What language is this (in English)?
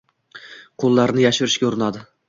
Uzbek